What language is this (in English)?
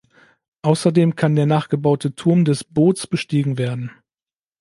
German